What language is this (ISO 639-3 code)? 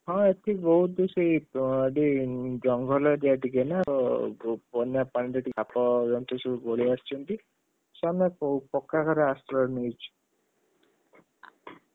ori